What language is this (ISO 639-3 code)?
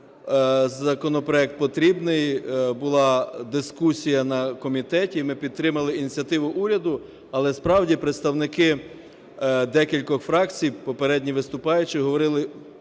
ukr